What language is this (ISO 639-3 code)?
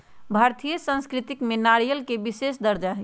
mag